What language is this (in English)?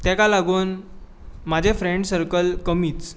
Konkani